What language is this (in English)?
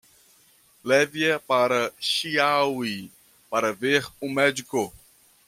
Portuguese